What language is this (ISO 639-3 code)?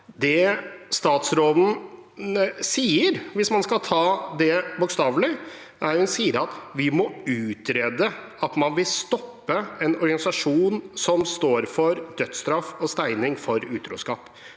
nor